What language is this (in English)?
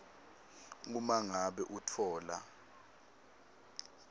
Swati